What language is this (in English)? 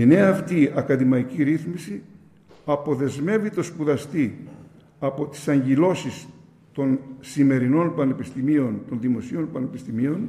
Greek